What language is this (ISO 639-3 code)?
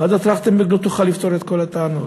heb